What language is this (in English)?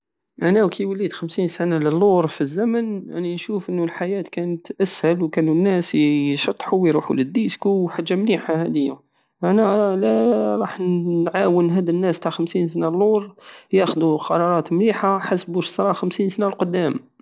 Algerian Saharan Arabic